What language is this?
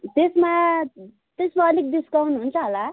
Nepali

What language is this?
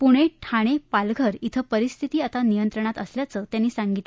Marathi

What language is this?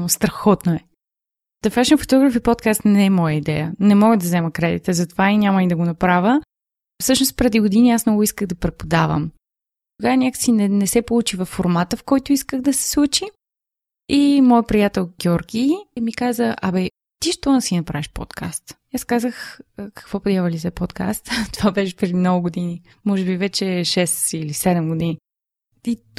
Bulgarian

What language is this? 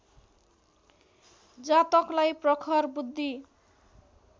Nepali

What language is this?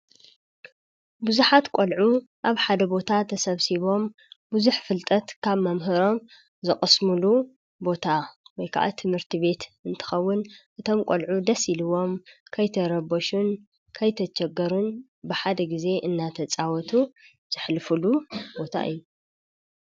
Tigrinya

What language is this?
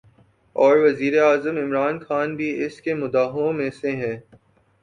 Urdu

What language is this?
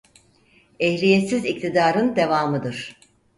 Turkish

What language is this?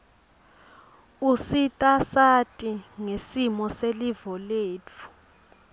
Swati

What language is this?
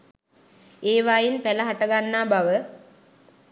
Sinhala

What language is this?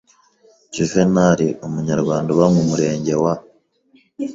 Kinyarwanda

